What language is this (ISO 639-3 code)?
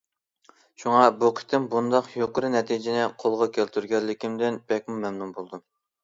uig